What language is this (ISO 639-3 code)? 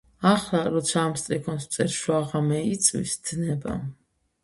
kat